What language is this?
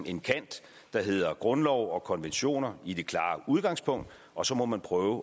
Danish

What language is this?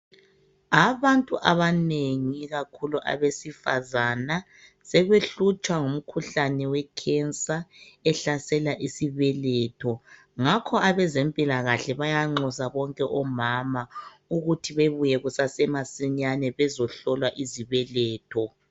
North Ndebele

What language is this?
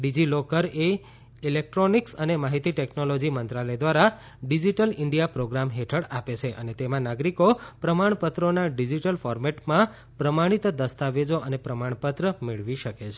Gujarati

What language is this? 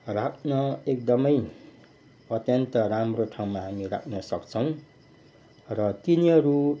Nepali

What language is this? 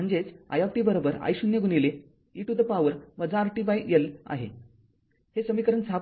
Marathi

